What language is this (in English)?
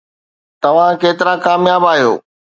Sindhi